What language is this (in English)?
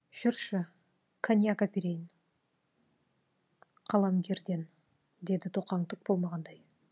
Kazakh